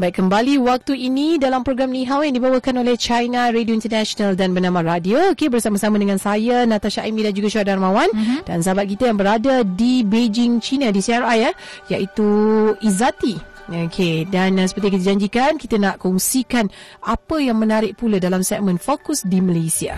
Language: Malay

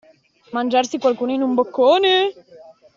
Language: Italian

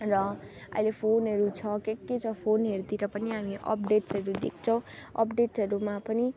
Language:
Nepali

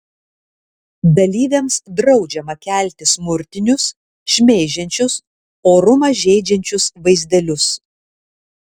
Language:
Lithuanian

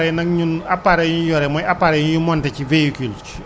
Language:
Wolof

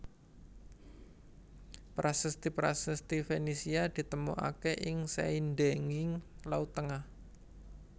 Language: Javanese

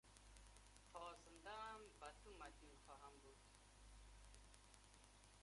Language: Persian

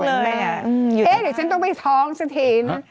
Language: Thai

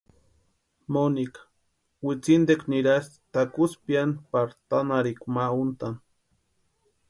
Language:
Western Highland Purepecha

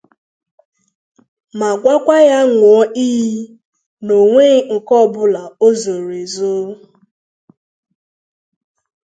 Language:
Igbo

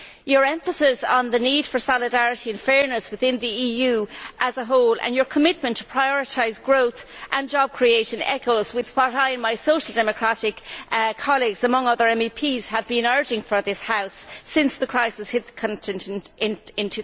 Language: English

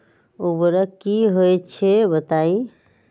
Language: Magahi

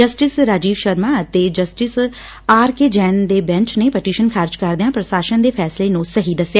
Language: Punjabi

